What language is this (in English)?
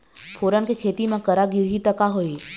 Chhattisgarhi